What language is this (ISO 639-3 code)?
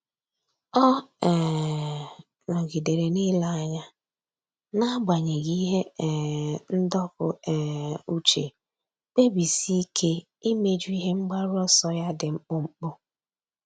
ibo